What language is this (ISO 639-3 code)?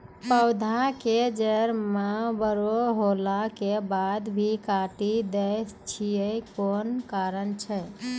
mai